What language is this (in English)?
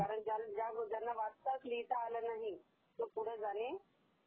Marathi